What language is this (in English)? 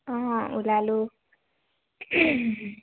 Assamese